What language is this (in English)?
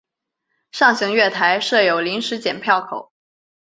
Chinese